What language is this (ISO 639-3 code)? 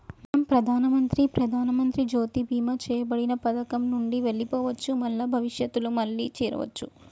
tel